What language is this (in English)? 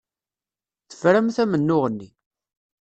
Kabyle